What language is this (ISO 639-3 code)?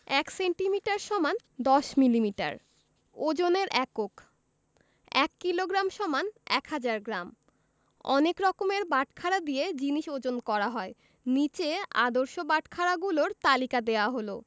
ben